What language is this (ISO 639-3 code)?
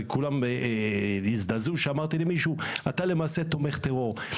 heb